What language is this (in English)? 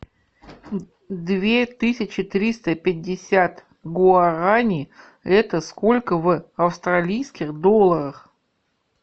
Russian